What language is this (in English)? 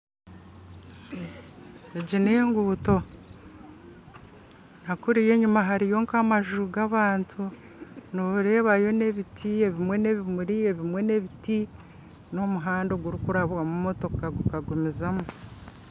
Nyankole